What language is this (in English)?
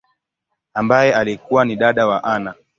Swahili